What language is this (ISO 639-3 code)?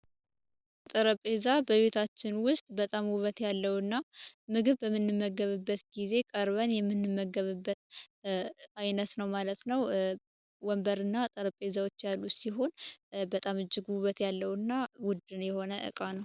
amh